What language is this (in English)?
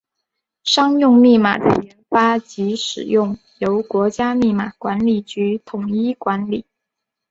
Chinese